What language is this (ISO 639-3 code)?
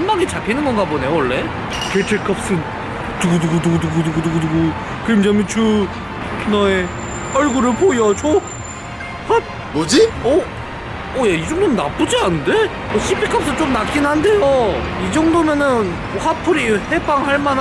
kor